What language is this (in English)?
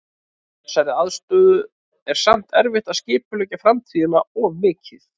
Icelandic